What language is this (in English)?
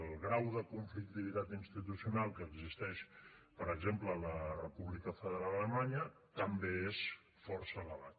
Catalan